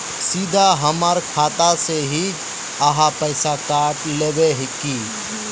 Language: Magahi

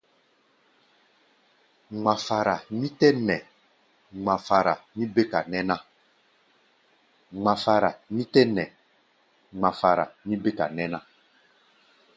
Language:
Gbaya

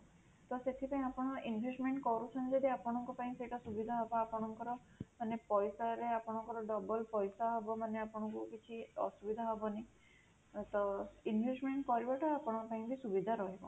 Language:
Odia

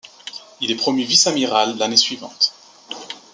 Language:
French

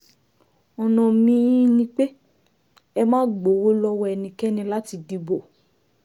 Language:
Yoruba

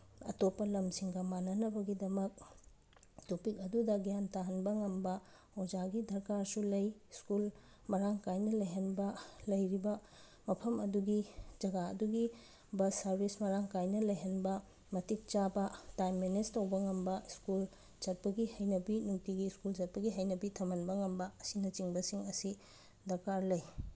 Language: Manipuri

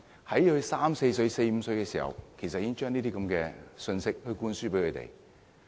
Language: Cantonese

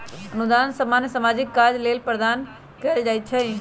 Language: Magahi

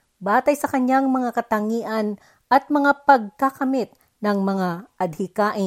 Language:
Filipino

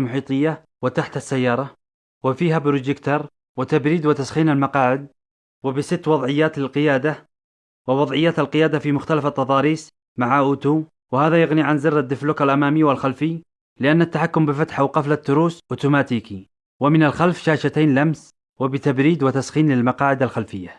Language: Arabic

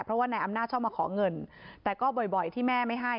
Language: Thai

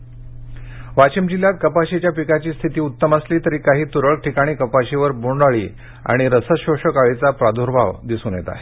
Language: Marathi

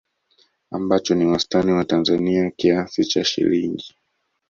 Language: Swahili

